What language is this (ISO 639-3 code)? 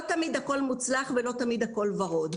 heb